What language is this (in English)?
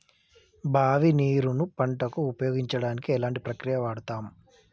Telugu